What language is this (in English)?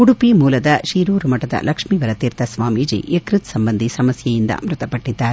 Kannada